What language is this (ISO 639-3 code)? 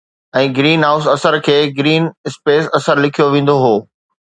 snd